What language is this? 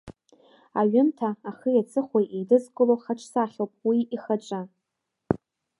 Abkhazian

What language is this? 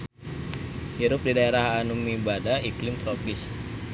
Sundanese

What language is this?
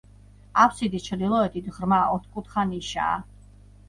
Georgian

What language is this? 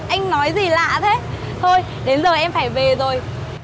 Vietnamese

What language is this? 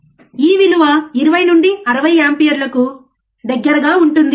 Telugu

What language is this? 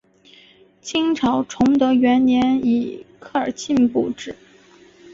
Chinese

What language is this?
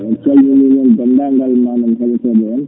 Fula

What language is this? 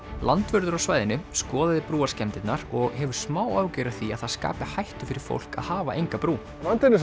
Icelandic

